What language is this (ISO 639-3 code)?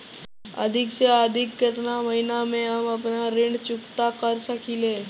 bho